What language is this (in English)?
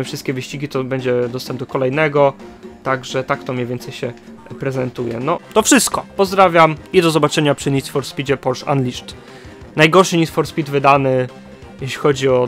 Polish